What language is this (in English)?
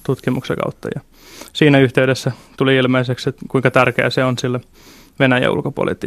Finnish